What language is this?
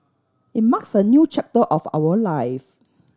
English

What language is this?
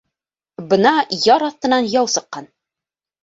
Bashkir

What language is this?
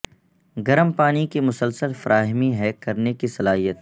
Urdu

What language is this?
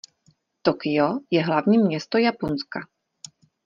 Czech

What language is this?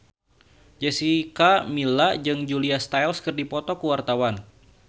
Sundanese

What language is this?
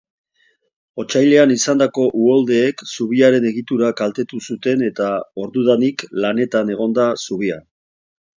Basque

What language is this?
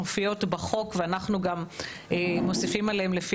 Hebrew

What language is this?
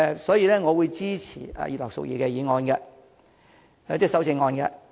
Cantonese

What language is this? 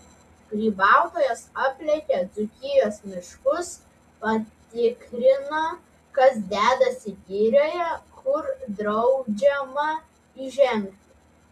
Lithuanian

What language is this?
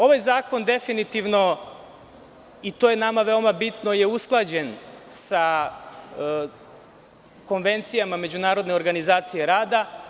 Serbian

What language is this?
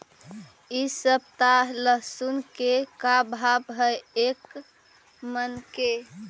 Magahi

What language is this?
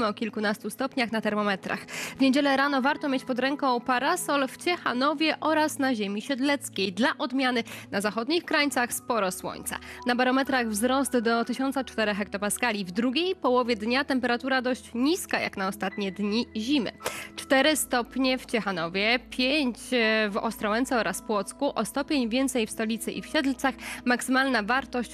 Polish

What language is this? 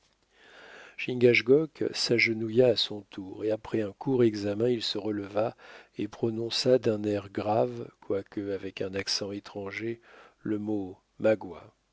French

